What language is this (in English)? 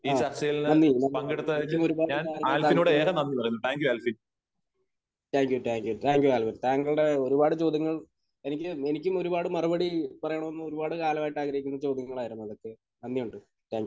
Malayalam